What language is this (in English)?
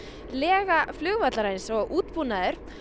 Icelandic